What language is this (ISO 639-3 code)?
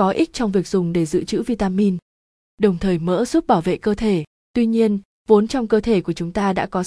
vie